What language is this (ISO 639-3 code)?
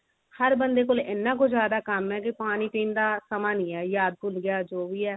pan